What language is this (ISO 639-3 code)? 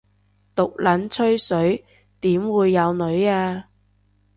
yue